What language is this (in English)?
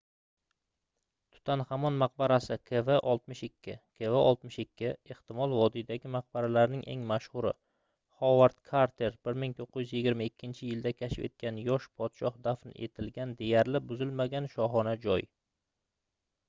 Uzbek